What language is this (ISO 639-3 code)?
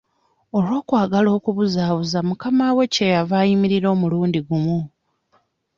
lug